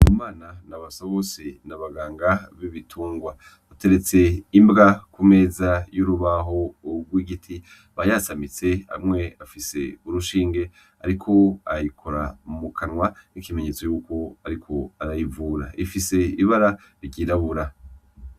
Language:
Rundi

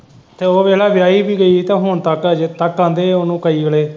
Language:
Punjabi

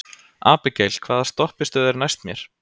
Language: Icelandic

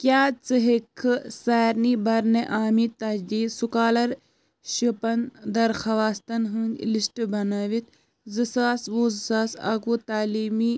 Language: Kashmiri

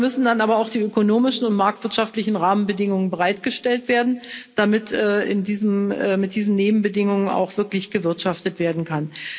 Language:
German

